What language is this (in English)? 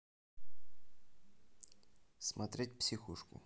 Russian